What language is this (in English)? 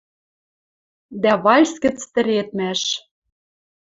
Western Mari